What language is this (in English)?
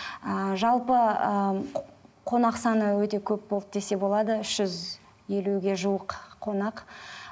Kazakh